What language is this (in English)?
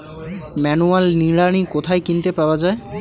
Bangla